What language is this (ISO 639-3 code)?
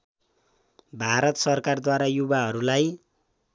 nep